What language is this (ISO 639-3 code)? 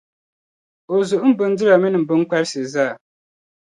dag